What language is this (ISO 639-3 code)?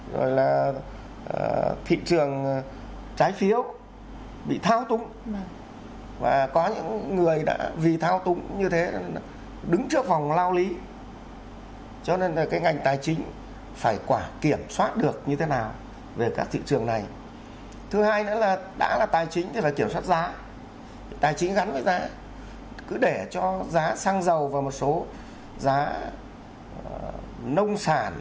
vie